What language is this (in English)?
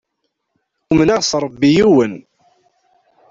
Kabyle